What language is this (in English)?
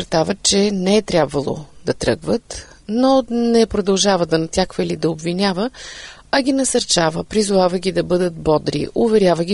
Bulgarian